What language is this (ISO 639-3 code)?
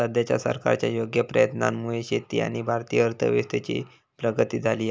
mar